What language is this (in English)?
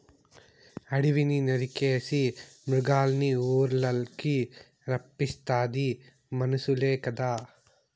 Telugu